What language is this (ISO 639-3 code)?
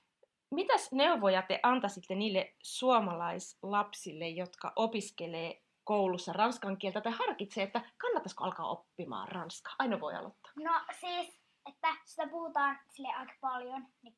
fin